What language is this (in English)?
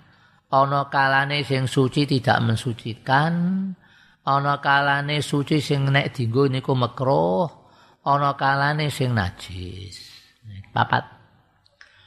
Indonesian